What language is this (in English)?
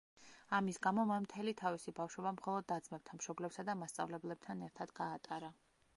Georgian